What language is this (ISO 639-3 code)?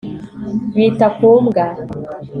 kin